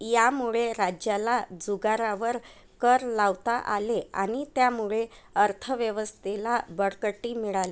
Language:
Marathi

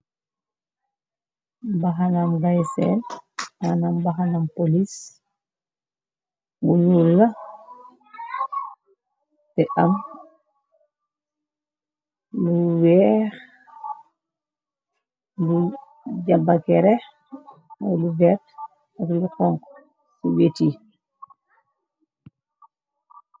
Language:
Wolof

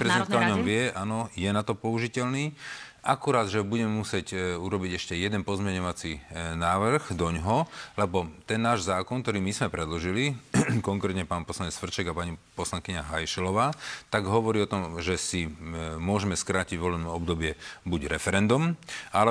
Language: Slovak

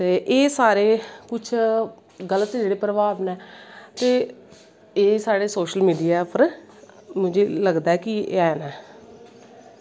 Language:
Dogri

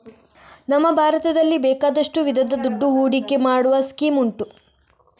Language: Kannada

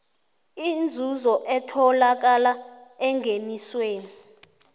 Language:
South Ndebele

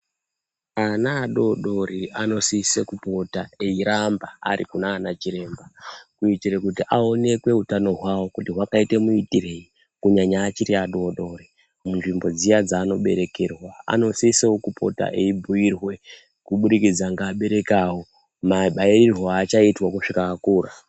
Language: Ndau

